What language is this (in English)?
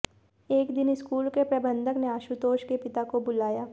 Hindi